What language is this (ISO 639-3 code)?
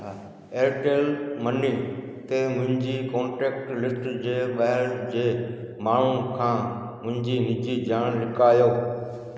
snd